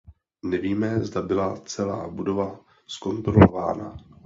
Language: Czech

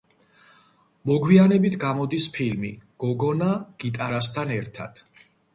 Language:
Georgian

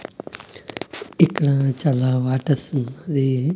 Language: Telugu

